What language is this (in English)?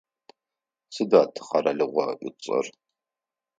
Adyghe